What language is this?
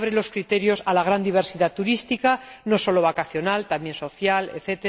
Spanish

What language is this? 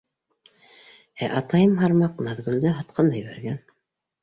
Bashkir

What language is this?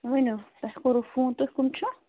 Kashmiri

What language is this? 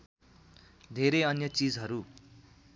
Nepali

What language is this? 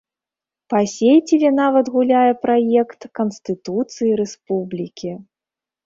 Belarusian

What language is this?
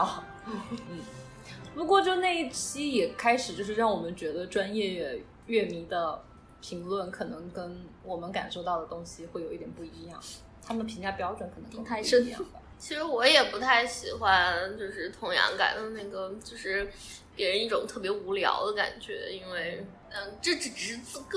Chinese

